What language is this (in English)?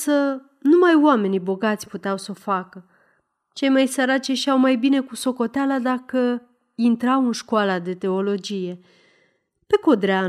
Romanian